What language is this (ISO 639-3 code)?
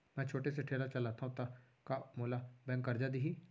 hne